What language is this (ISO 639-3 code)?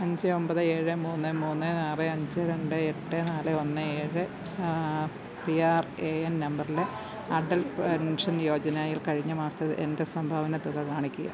mal